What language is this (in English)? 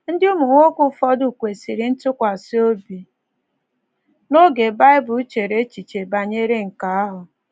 Igbo